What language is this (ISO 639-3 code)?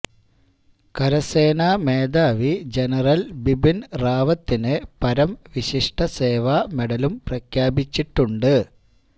mal